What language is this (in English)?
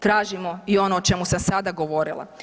Croatian